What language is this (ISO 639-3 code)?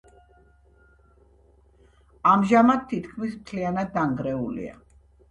kat